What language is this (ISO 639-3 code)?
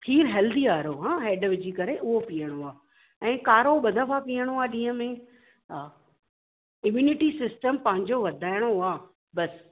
snd